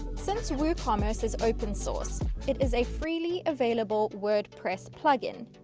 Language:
English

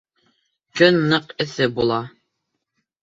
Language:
Bashkir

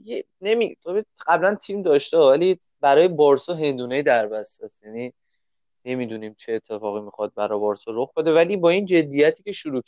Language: Persian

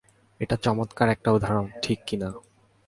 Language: Bangla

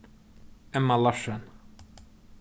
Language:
Faroese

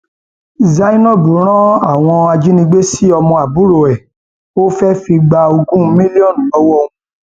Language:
Yoruba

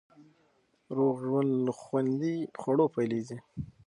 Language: Pashto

